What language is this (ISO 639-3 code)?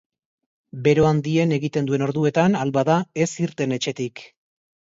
eus